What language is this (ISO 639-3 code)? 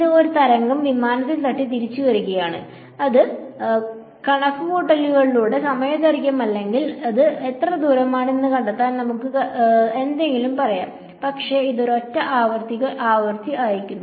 mal